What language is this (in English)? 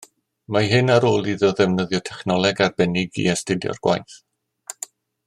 Welsh